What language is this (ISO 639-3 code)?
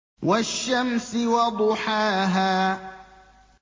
ara